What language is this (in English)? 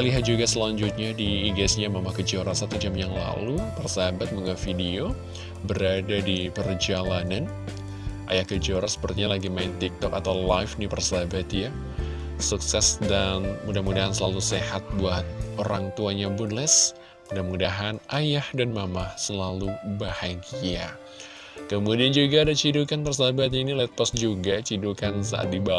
Indonesian